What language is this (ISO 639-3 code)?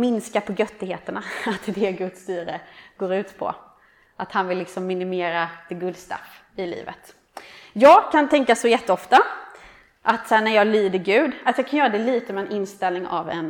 swe